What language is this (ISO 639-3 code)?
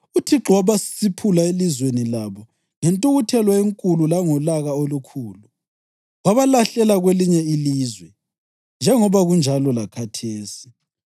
nde